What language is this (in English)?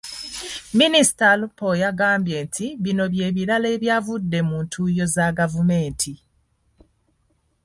Ganda